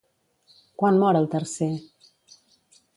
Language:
Catalan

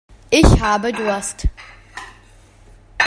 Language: German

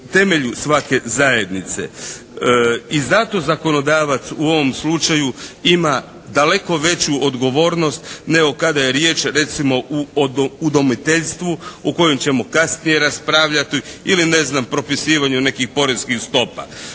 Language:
Croatian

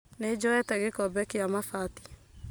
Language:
Kikuyu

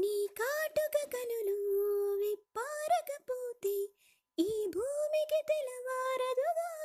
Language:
Telugu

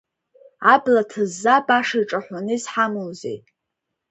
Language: Abkhazian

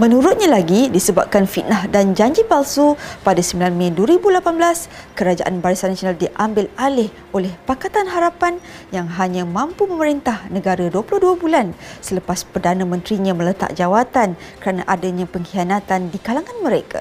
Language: Malay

